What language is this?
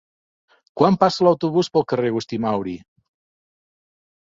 Catalan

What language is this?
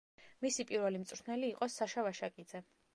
Georgian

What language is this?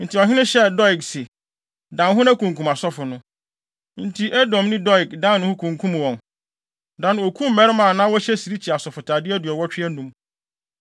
Akan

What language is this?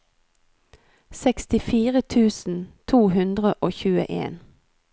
Norwegian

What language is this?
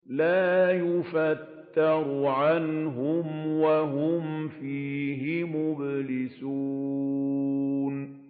Arabic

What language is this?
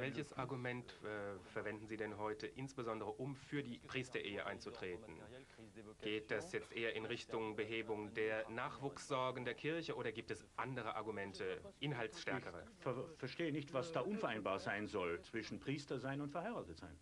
German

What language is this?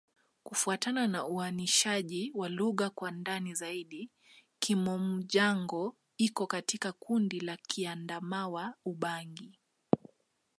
Swahili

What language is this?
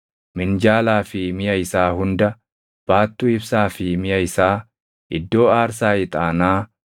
Oromo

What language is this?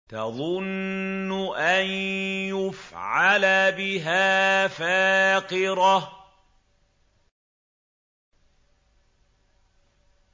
Arabic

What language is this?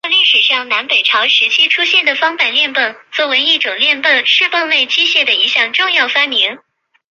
Chinese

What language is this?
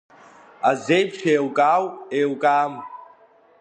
Abkhazian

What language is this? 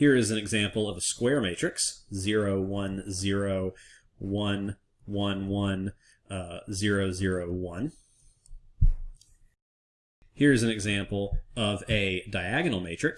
English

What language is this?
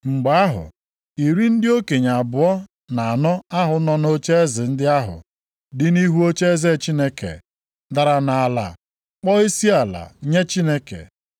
Igbo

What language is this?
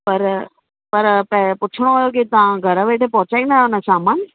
Sindhi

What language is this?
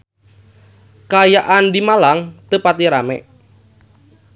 Sundanese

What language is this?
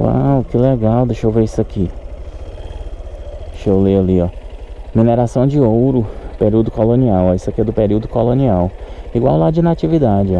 Portuguese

